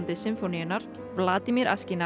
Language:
Icelandic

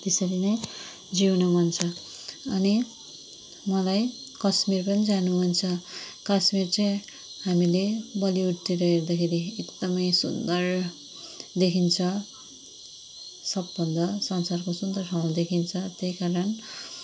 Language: Nepali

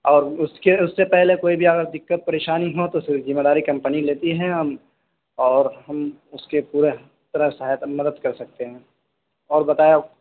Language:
Urdu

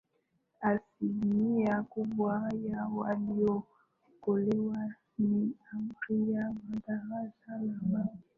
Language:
Swahili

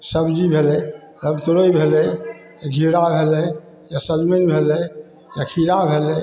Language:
Maithili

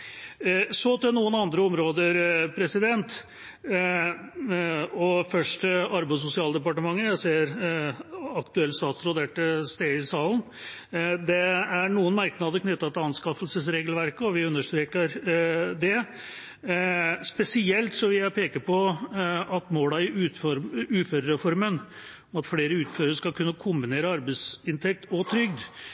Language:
Norwegian Bokmål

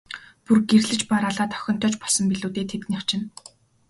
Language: Mongolian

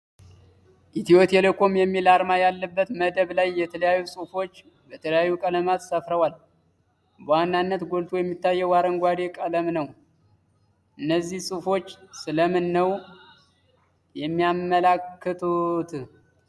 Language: Amharic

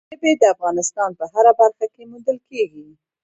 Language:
Pashto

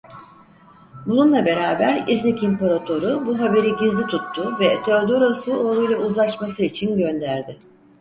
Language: Turkish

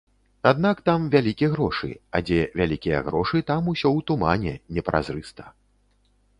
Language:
Belarusian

